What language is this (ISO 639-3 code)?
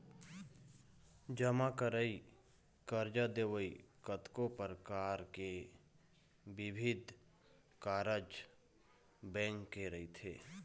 hne